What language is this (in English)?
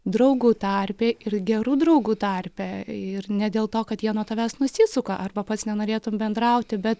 Lithuanian